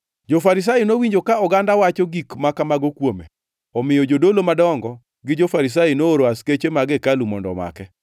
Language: Luo (Kenya and Tanzania)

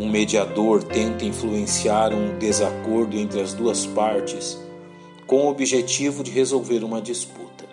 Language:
Portuguese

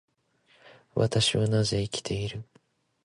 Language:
Japanese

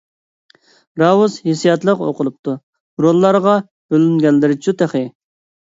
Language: Uyghur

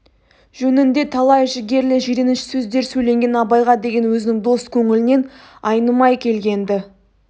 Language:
Kazakh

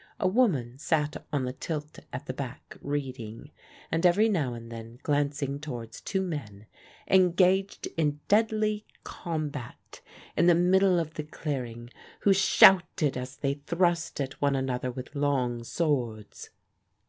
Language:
English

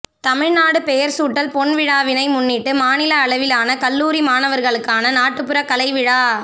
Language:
Tamil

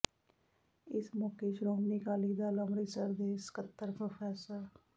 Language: Punjabi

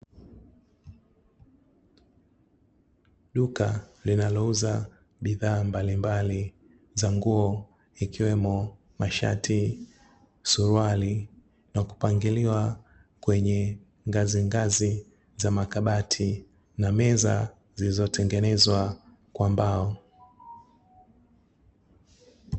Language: Swahili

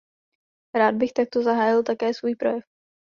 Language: Czech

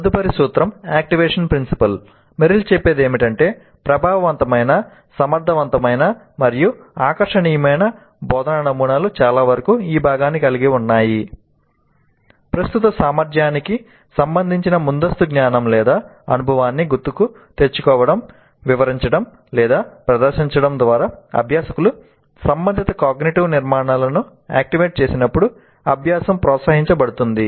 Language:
Telugu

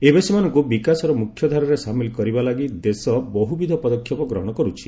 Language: Odia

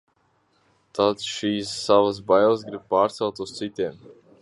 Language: Latvian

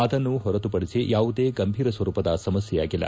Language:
Kannada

